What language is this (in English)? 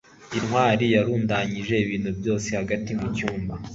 Kinyarwanda